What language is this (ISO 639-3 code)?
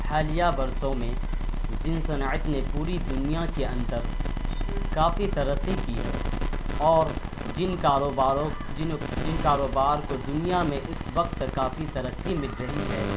urd